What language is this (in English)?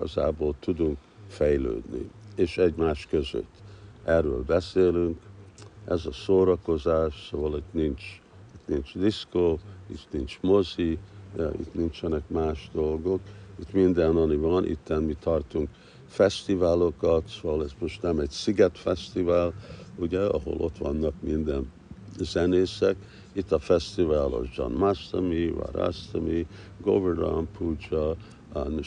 Hungarian